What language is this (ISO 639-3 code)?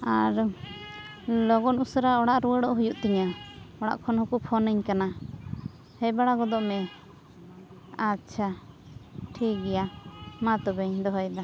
sat